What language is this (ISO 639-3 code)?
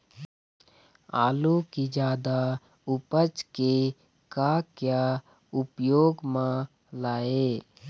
hne